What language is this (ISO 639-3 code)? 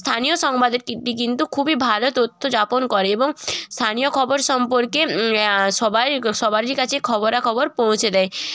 ben